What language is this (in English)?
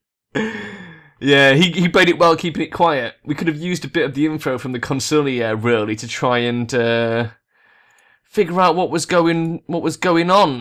English